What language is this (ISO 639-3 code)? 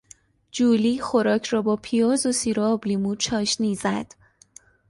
fas